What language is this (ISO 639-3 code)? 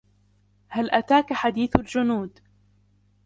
ara